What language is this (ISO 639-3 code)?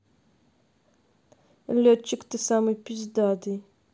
rus